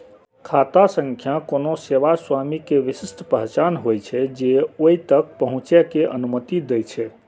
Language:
Maithili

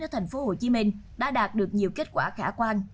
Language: Vietnamese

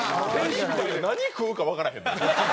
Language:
Japanese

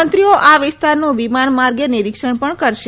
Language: Gujarati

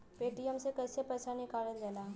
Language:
Bhojpuri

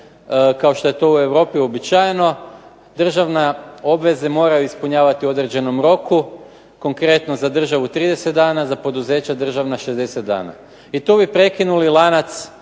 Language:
Croatian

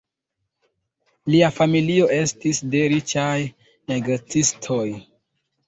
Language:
Esperanto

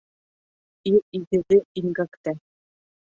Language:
Bashkir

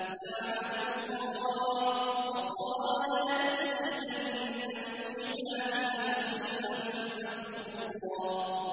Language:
Arabic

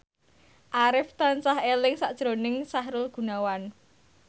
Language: Javanese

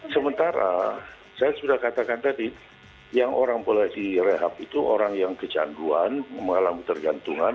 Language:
Indonesian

